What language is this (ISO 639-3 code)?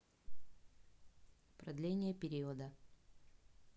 rus